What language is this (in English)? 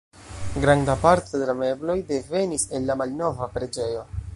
Esperanto